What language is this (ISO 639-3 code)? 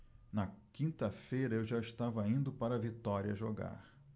por